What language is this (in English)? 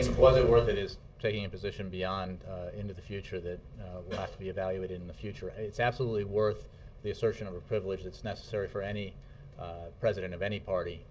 English